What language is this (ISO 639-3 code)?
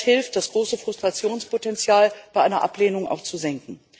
deu